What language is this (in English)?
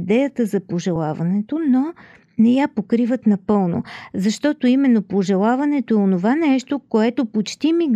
Bulgarian